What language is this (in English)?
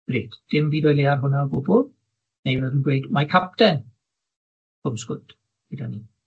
Welsh